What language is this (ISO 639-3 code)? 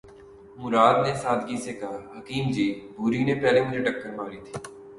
urd